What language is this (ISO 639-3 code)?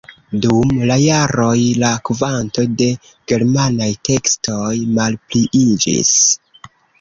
epo